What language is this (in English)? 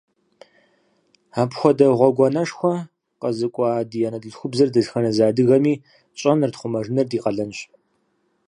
Kabardian